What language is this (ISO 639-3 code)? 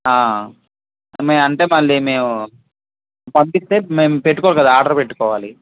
tel